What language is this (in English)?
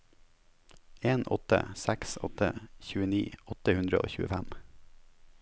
Norwegian